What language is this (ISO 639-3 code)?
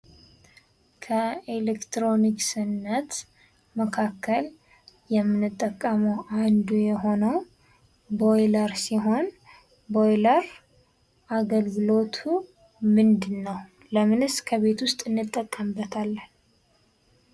amh